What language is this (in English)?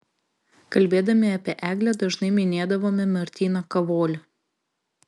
Lithuanian